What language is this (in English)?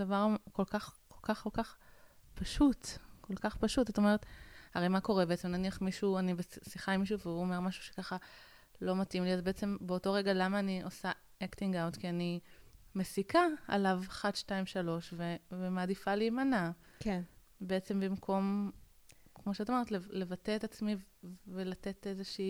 Hebrew